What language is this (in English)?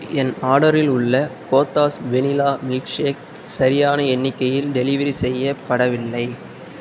Tamil